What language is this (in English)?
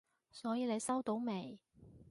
Cantonese